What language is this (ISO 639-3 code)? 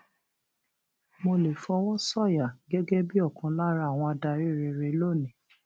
yor